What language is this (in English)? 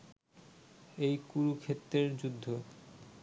Bangla